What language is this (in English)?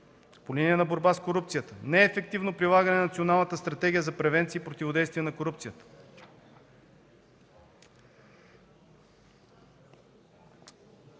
Bulgarian